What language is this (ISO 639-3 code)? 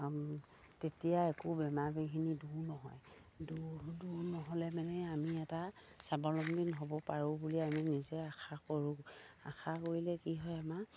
asm